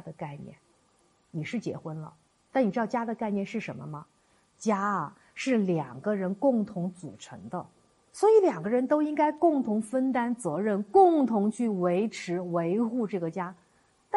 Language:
Chinese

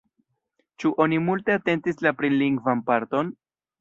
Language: Esperanto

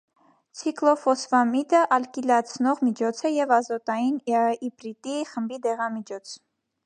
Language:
Armenian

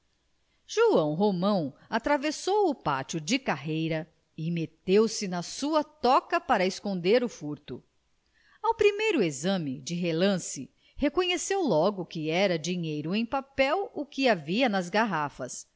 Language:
Portuguese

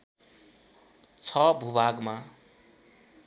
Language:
Nepali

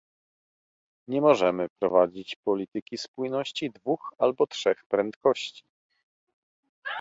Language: Polish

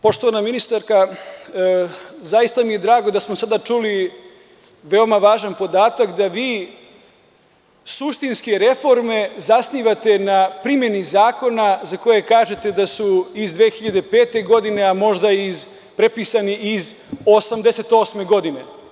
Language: Serbian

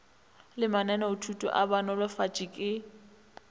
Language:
Northern Sotho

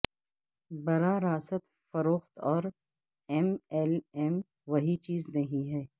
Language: Urdu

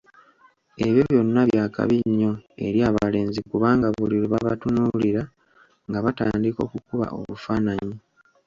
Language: Ganda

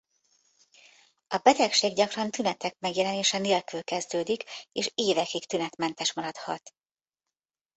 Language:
Hungarian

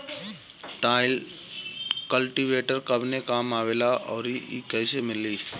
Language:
Bhojpuri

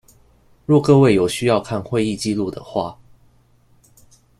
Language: Chinese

